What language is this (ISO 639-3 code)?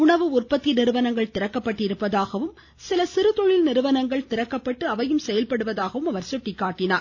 tam